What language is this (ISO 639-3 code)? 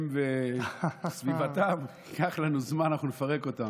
heb